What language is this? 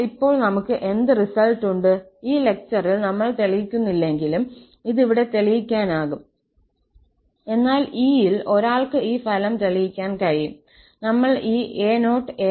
Malayalam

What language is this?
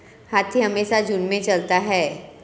Hindi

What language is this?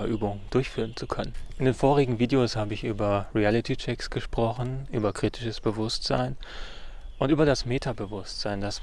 German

